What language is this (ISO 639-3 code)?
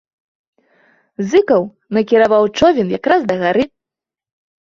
bel